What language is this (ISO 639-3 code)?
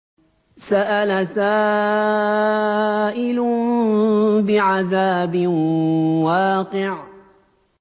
ara